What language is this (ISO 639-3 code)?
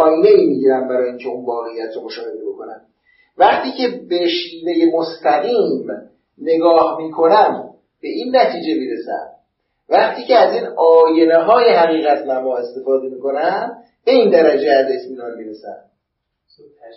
fas